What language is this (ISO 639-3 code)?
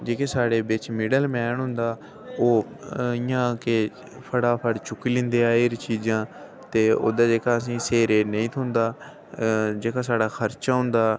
doi